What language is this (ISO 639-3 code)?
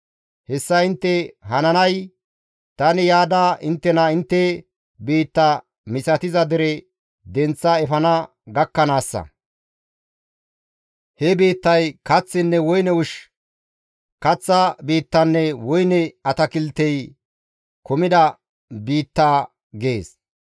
gmv